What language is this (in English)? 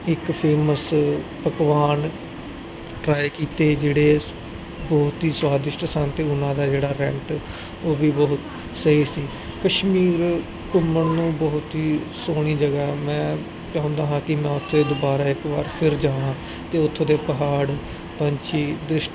Punjabi